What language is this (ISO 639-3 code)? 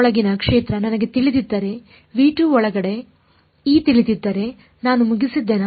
kan